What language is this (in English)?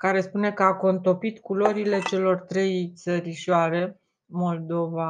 Romanian